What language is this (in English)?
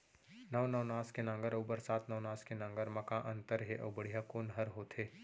Chhattisgarhi